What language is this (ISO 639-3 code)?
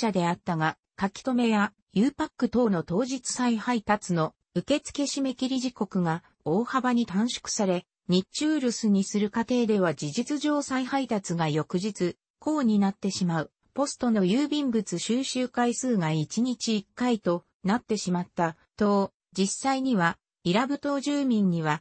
jpn